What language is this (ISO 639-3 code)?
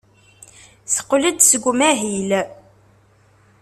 kab